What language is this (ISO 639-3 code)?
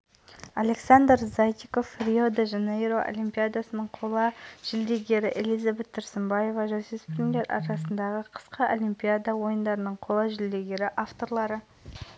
kaz